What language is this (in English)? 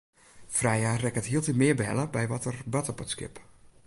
Western Frisian